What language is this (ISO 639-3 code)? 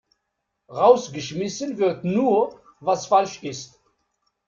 deu